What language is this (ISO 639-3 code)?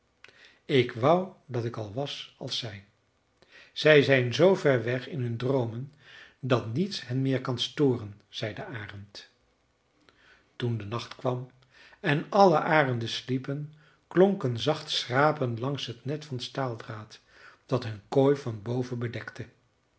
nld